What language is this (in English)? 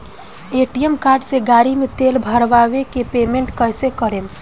Bhojpuri